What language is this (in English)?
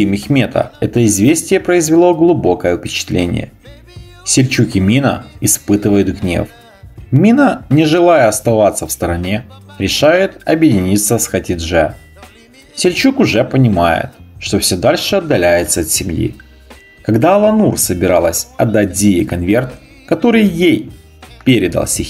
Russian